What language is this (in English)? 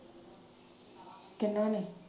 Punjabi